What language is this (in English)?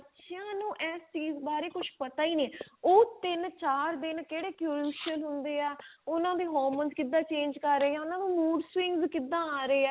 Punjabi